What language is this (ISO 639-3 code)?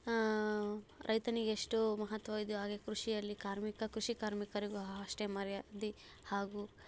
kan